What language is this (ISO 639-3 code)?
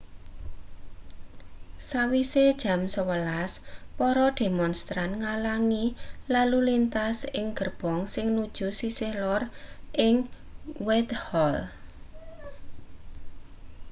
jav